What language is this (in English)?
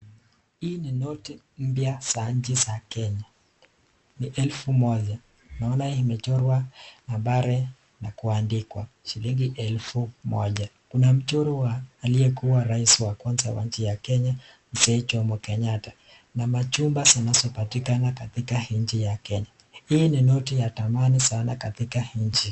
Swahili